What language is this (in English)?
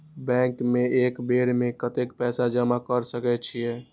Maithili